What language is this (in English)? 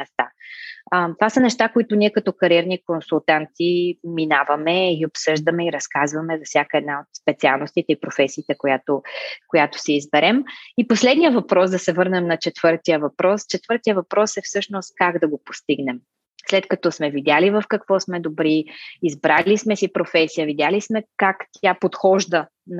Bulgarian